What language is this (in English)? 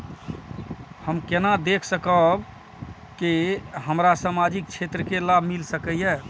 Maithili